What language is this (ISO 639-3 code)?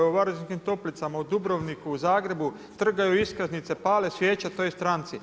hrv